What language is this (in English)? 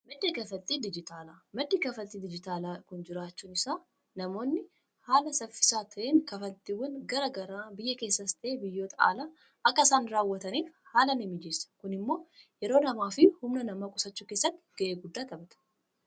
Oromo